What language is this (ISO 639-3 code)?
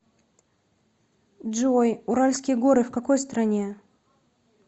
rus